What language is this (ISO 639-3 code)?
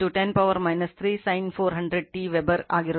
kan